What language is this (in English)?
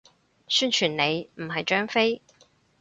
Cantonese